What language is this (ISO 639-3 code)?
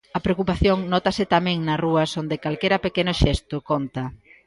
glg